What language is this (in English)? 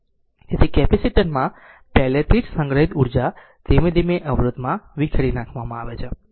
Gujarati